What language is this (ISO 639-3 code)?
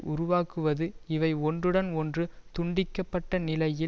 tam